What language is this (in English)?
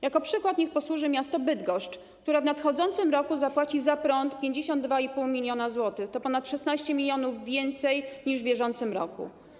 Polish